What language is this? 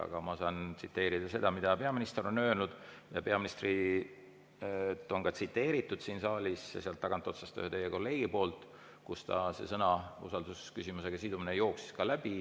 Estonian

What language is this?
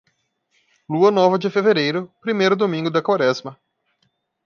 Portuguese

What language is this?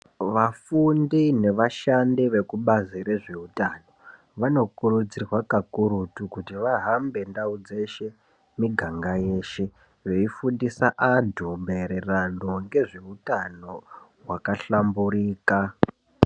Ndau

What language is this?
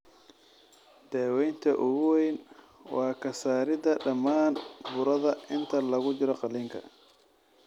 Somali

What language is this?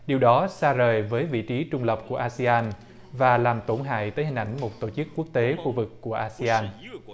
Vietnamese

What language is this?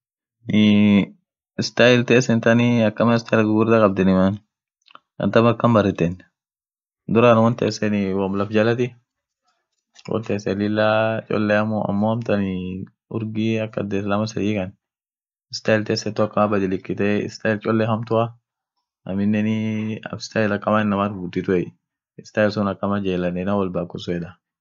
Orma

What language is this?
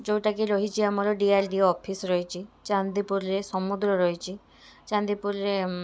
Odia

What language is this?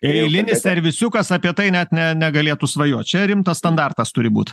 Lithuanian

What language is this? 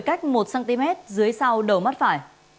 Vietnamese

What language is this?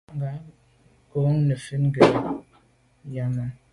Medumba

